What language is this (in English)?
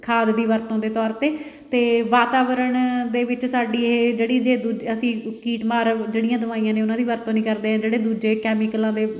Punjabi